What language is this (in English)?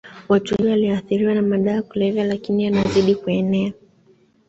Swahili